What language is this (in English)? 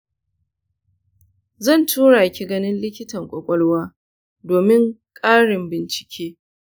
Hausa